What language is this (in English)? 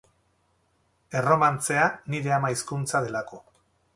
Basque